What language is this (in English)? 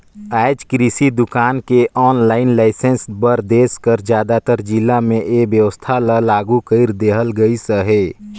Chhattisgarhi